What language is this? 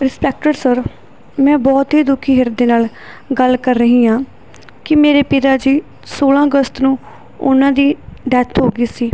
Punjabi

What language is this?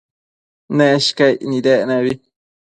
Matsés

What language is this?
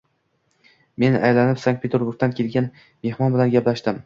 Uzbek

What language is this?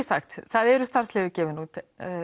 Icelandic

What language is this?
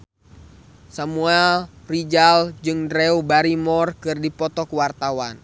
Sundanese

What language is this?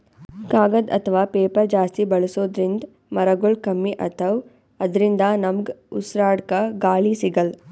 Kannada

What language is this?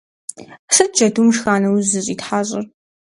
Kabardian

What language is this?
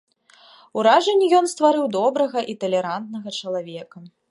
Belarusian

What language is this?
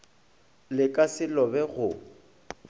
Northern Sotho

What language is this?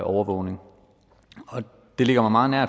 Danish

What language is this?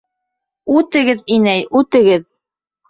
Bashkir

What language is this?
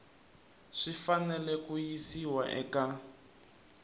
Tsonga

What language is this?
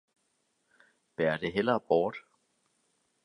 Danish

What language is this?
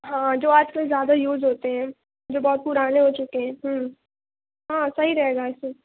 Urdu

